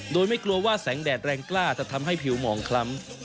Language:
Thai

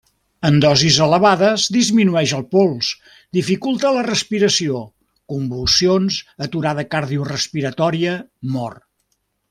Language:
Catalan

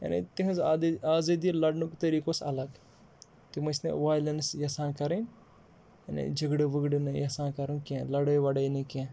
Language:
Kashmiri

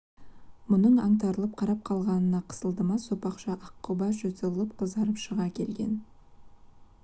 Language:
Kazakh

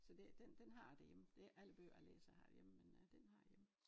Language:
Danish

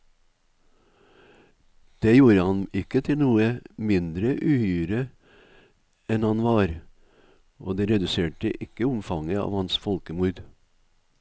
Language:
Norwegian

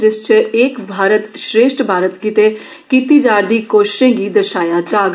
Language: Dogri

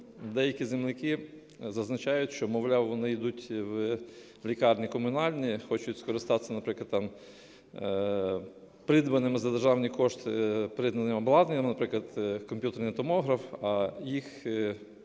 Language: Ukrainian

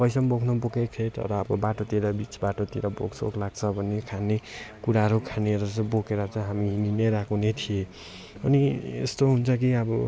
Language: Nepali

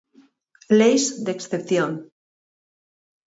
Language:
Galician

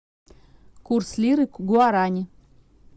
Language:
Russian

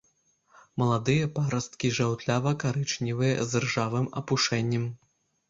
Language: Belarusian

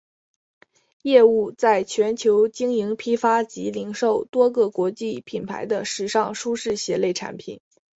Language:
Chinese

